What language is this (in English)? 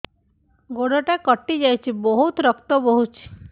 Odia